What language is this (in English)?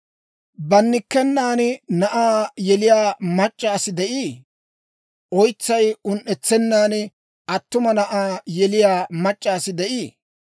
Dawro